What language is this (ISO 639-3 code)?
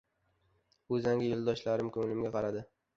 uzb